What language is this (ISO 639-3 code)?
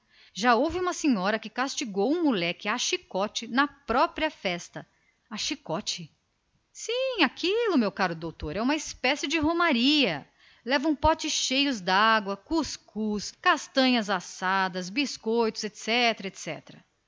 por